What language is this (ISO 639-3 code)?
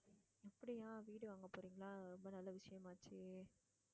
tam